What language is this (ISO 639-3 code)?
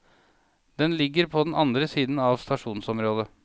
nor